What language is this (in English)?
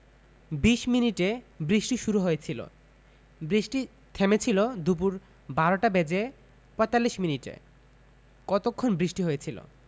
Bangla